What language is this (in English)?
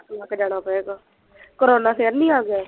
Punjabi